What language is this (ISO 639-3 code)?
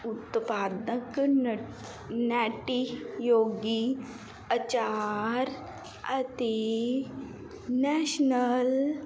pan